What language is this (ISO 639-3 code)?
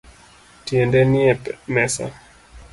luo